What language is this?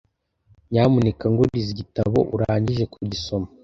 Kinyarwanda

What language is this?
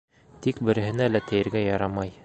Bashkir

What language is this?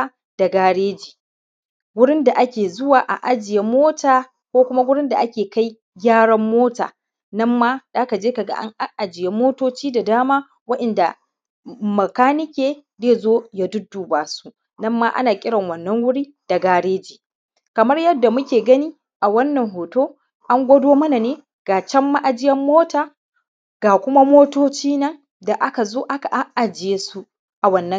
Hausa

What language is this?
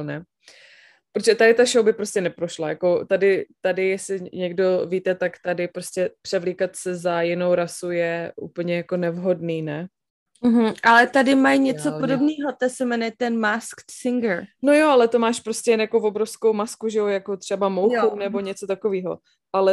Czech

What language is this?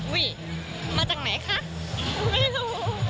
Thai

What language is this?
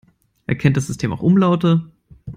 German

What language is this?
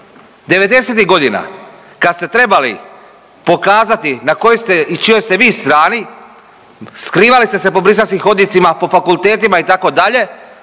Croatian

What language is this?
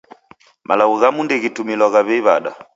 Taita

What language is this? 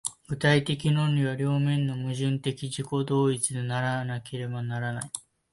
Japanese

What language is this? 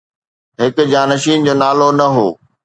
Sindhi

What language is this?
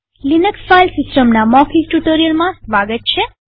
Gujarati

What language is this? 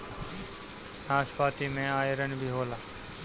Bhojpuri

